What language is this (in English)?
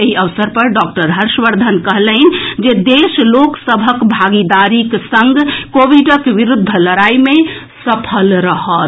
Maithili